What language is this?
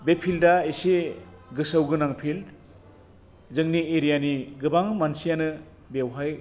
Bodo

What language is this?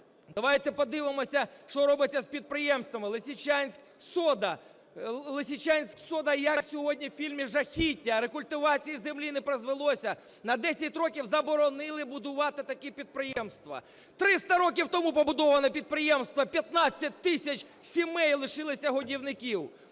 Ukrainian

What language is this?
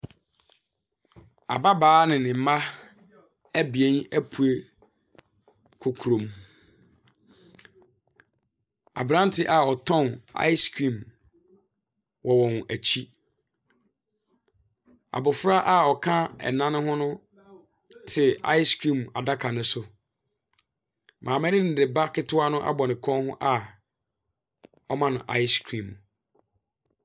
Akan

